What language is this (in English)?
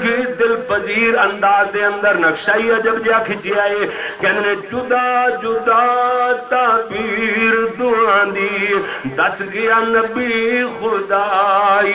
Arabic